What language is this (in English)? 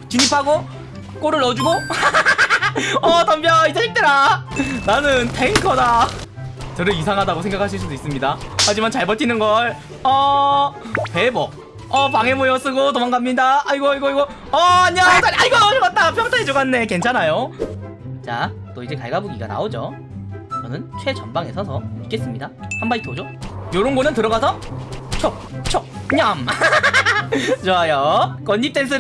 Korean